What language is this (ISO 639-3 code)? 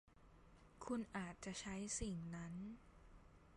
tha